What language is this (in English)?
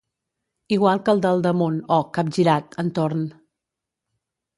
Catalan